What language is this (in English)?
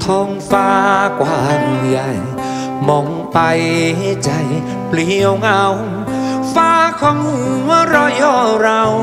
Thai